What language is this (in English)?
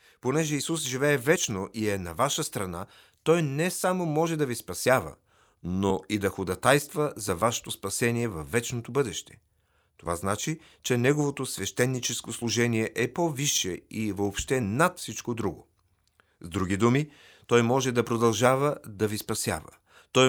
Bulgarian